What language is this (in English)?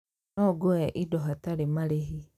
Kikuyu